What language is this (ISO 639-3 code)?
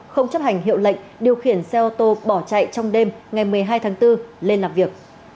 vie